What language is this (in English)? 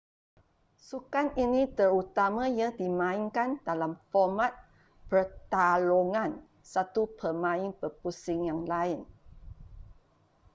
Malay